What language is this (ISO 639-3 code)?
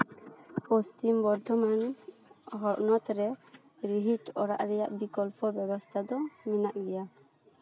sat